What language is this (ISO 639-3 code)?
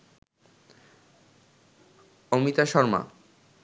ben